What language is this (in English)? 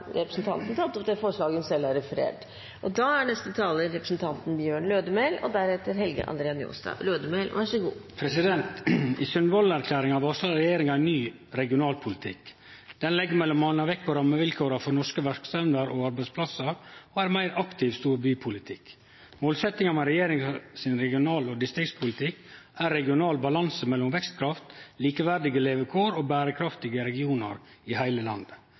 Norwegian